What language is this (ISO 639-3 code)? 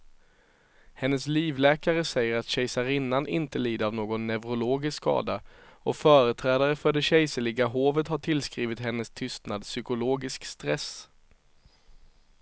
swe